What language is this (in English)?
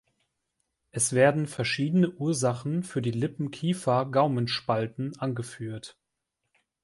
German